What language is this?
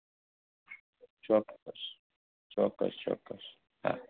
Gujarati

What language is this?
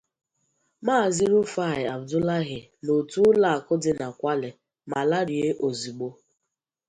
Igbo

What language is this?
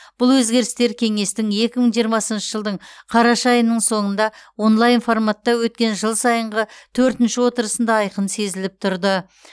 Kazakh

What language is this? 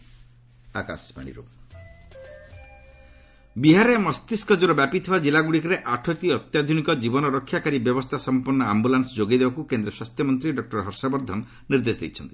Odia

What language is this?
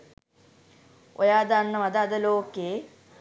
Sinhala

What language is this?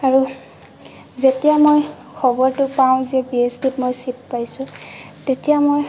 Assamese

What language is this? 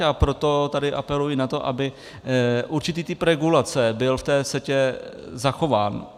Czech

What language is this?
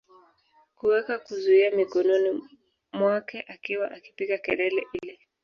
Swahili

